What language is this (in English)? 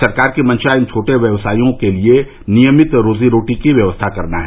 Hindi